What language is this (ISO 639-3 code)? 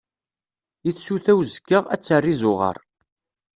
kab